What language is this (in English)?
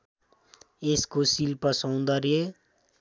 Nepali